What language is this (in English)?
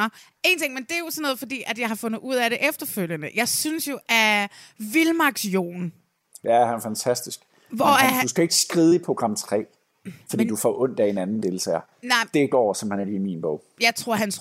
Danish